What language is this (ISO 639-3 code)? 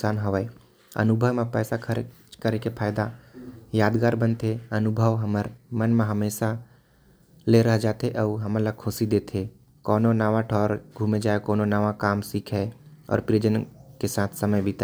kfp